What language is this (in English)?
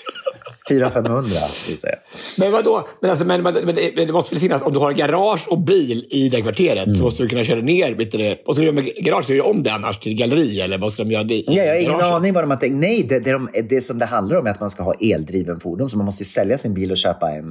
Swedish